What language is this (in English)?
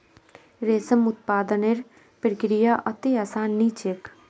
Magahi